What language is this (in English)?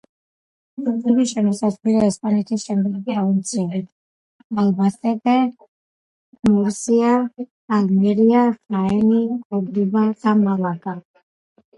Georgian